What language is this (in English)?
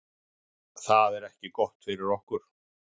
Icelandic